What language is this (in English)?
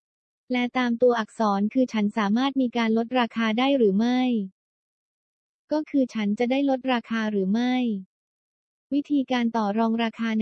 Thai